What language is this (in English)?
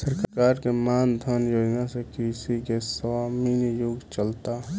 Bhojpuri